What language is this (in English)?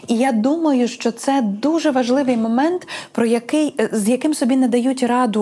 Ukrainian